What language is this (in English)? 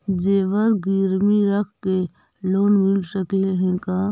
Magahi